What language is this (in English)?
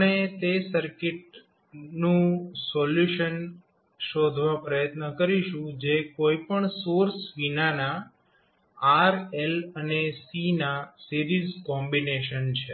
Gujarati